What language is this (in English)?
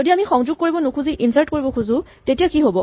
Assamese